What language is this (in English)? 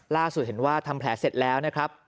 Thai